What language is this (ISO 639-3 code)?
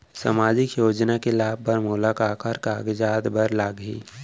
hne